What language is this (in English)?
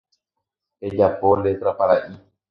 Guarani